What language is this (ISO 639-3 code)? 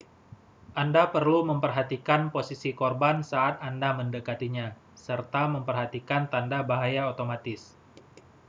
ind